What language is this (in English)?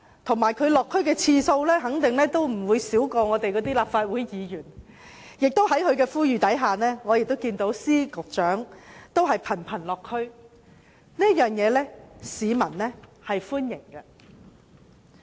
Cantonese